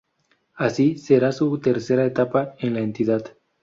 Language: Spanish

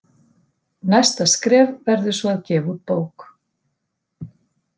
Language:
Icelandic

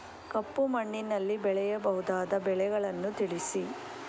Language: Kannada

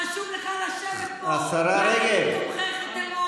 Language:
Hebrew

